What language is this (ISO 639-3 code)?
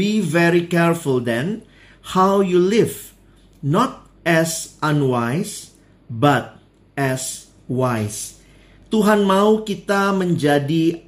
ind